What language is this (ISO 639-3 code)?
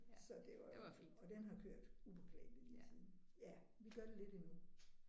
dan